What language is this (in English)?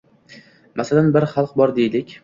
Uzbek